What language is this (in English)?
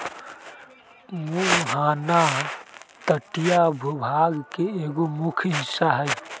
Magahi